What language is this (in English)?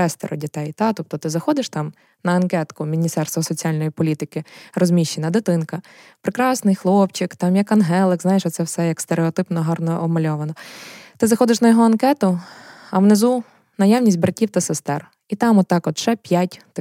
Ukrainian